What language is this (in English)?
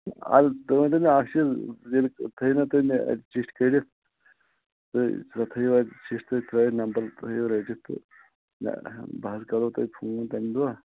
Kashmiri